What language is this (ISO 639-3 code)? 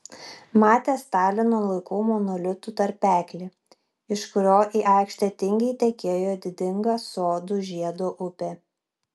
lit